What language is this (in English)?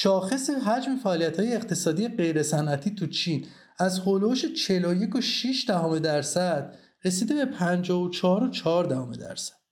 Persian